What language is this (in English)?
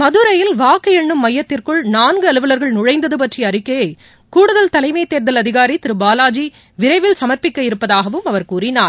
Tamil